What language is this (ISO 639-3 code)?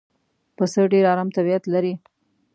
pus